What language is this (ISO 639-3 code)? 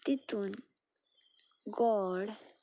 kok